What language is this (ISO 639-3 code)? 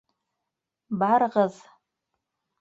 bak